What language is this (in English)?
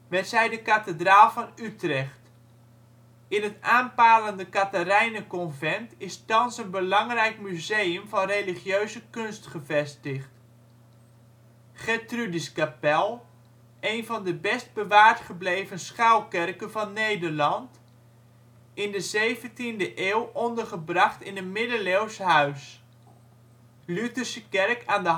Dutch